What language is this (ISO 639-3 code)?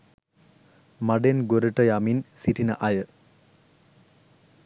sin